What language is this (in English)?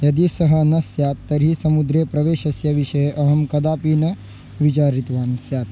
Sanskrit